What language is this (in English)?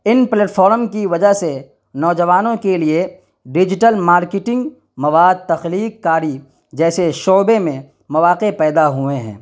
Urdu